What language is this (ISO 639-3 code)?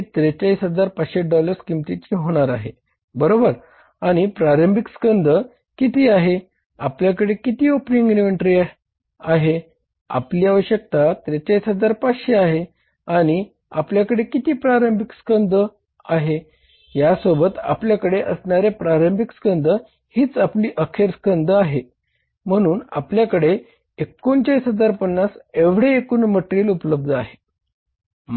mar